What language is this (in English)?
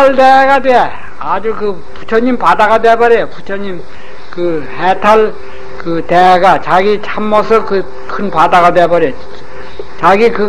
Korean